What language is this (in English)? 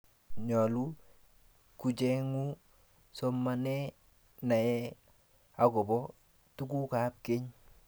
Kalenjin